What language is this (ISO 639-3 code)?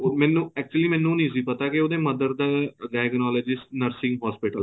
pan